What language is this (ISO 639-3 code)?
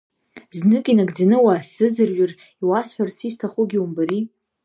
abk